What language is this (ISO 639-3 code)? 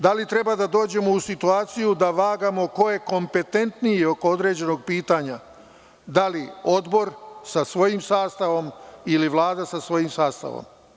srp